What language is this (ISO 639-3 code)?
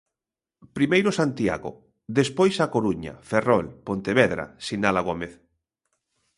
glg